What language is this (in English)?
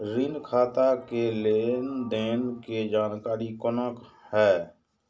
Maithili